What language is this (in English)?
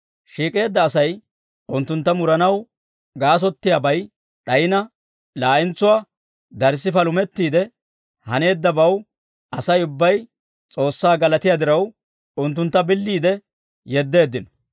Dawro